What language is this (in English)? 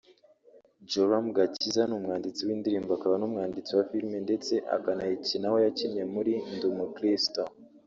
Kinyarwanda